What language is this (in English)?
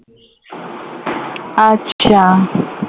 Bangla